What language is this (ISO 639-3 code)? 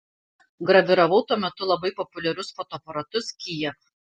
lit